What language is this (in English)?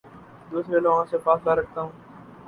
Urdu